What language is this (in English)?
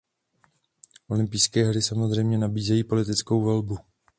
Czech